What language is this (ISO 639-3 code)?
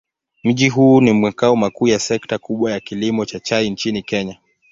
swa